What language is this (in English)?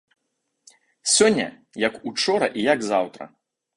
Belarusian